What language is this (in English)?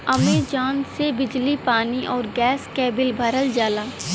Bhojpuri